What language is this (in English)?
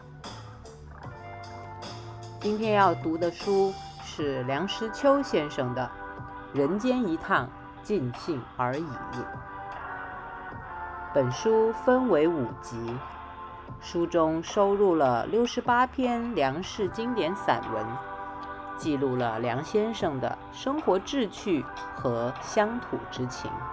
Chinese